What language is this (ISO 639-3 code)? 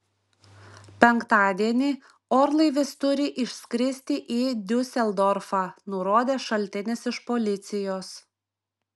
lit